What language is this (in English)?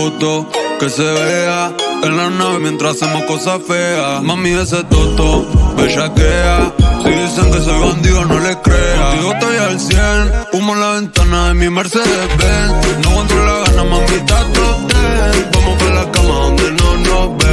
Romanian